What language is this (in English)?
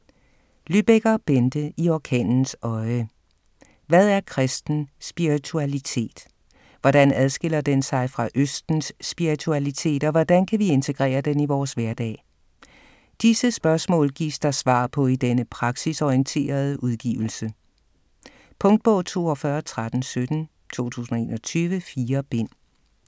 Danish